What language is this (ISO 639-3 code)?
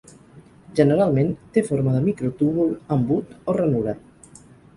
cat